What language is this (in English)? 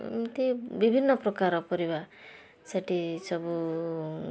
Odia